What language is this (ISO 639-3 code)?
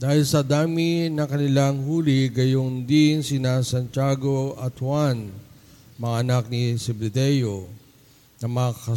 fil